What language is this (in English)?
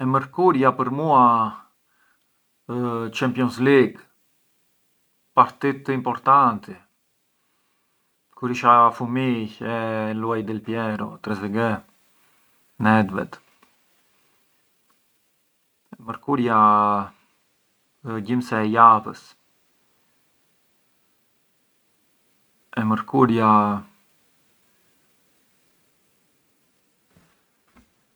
Arbëreshë Albanian